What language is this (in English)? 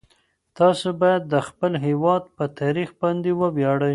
Pashto